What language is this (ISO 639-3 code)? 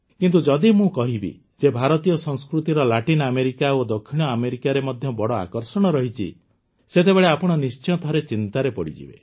ori